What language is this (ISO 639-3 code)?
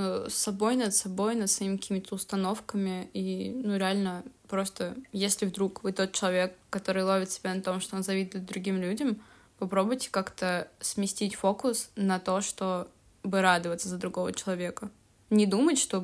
rus